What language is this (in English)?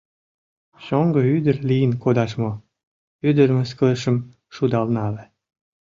Mari